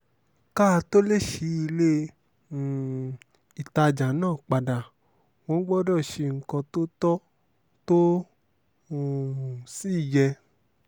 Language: Yoruba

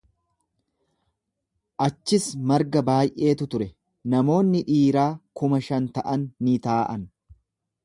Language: Oromo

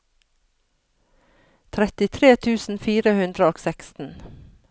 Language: Norwegian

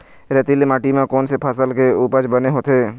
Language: Chhattisgarhi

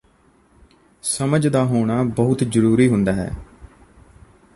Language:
Punjabi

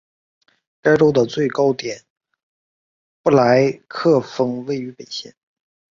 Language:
Chinese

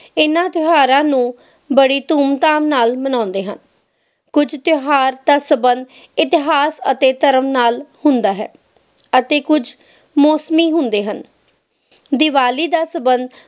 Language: Punjabi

